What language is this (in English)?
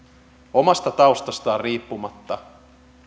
Finnish